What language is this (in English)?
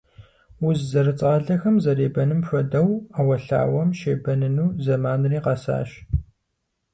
Kabardian